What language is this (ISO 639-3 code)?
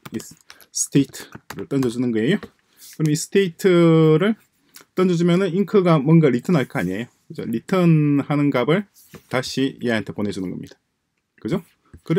kor